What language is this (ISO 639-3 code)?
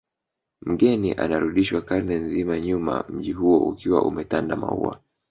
swa